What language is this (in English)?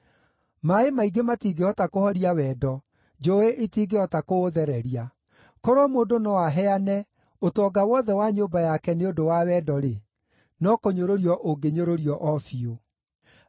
Kikuyu